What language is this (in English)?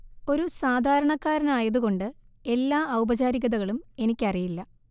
Malayalam